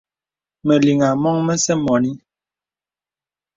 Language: Bebele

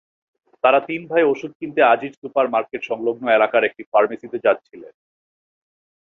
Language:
Bangla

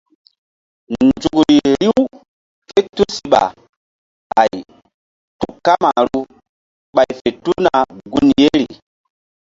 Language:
Mbum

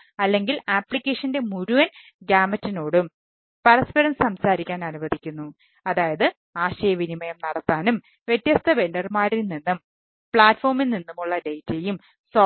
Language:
Malayalam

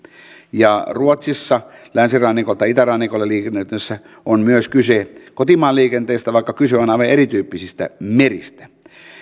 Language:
Finnish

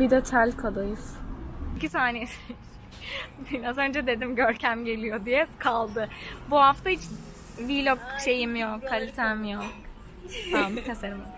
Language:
Turkish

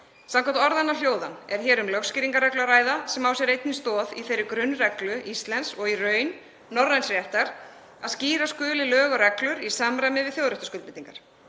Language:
Icelandic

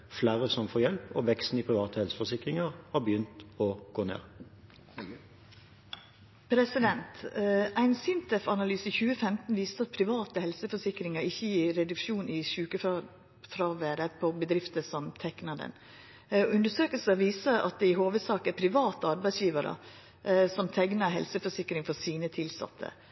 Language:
Norwegian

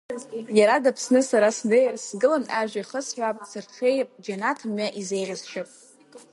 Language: Abkhazian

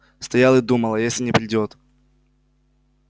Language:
Russian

